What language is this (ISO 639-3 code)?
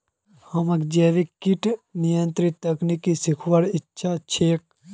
mag